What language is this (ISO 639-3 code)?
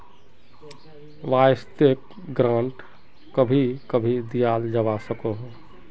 mag